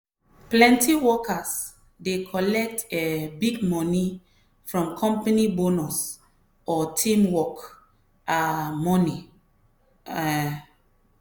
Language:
Nigerian Pidgin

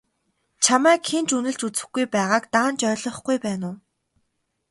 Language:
Mongolian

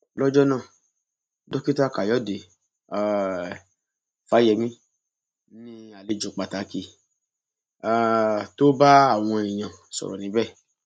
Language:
Yoruba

